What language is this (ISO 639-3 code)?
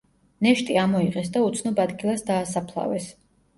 kat